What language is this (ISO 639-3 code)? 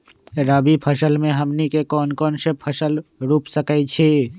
mag